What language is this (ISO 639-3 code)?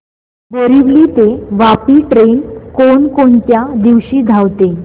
mar